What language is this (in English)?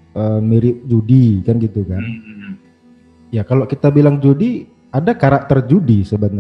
Indonesian